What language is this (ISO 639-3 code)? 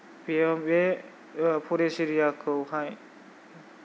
brx